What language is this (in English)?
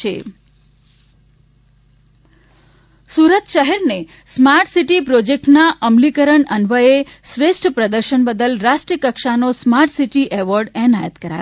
Gujarati